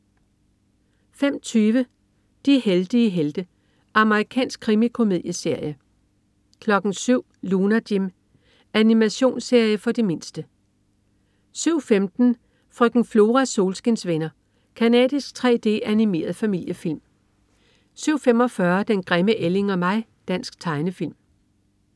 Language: Danish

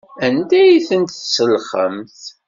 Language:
Kabyle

